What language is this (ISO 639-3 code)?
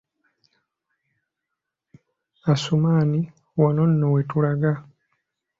lug